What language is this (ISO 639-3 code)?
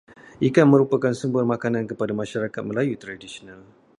msa